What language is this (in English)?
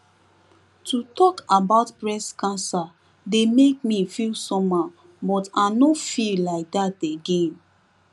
Nigerian Pidgin